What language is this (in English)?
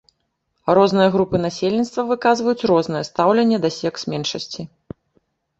Belarusian